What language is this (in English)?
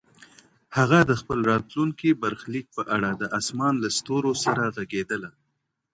Pashto